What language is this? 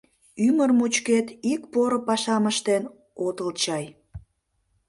Mari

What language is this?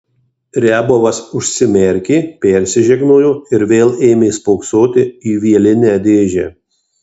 Lithuanian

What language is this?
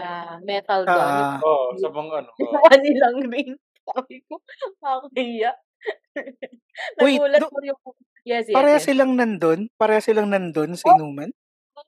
Filipino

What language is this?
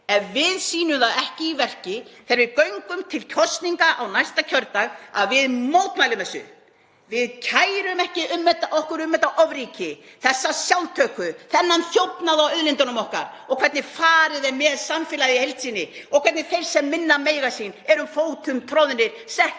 Icelandic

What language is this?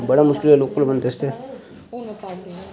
Dogri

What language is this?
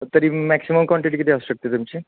Marathi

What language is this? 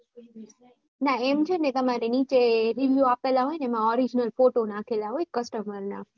Gujarati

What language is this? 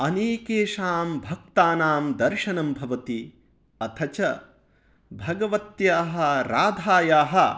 Sanskrit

